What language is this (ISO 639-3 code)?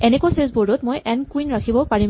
asm